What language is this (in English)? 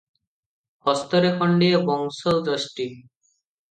Odia